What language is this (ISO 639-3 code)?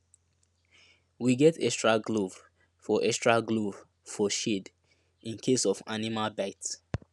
pcm